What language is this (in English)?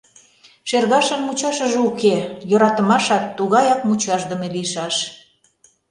Mari